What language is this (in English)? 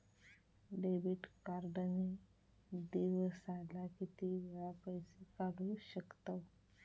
Marathi